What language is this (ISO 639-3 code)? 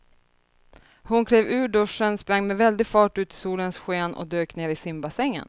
swe